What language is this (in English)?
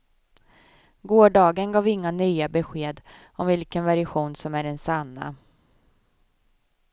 Swedish